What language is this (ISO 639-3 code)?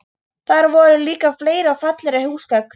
isl